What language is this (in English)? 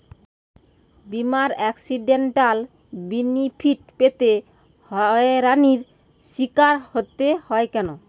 Bangla